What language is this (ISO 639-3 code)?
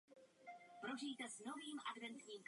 ces